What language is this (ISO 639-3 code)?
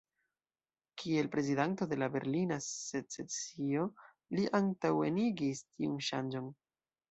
epo